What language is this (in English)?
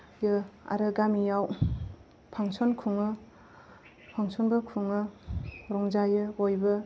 Bodo